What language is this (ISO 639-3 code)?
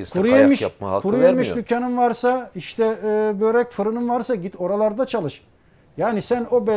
tur